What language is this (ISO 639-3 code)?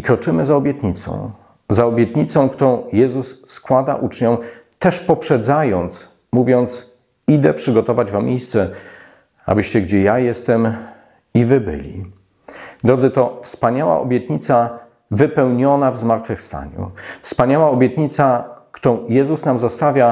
pol